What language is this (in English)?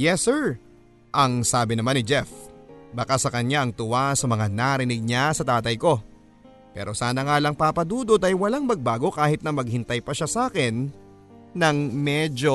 Filipino